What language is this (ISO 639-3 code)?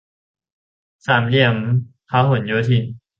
tha